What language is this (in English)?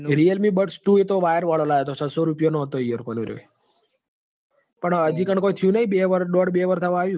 Gujarati